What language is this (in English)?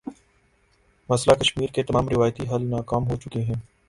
Urdu